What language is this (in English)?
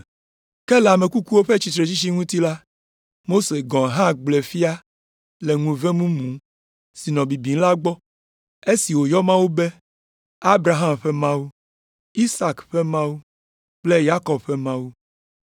Ewe